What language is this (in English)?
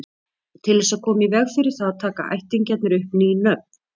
Icelandic